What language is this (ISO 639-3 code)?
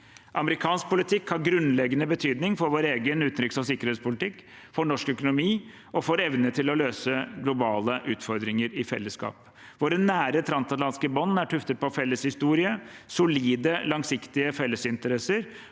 nor